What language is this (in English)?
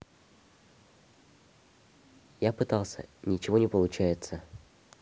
Russian